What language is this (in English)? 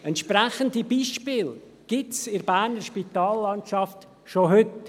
Swiss German